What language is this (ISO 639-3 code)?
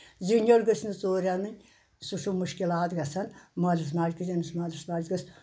kas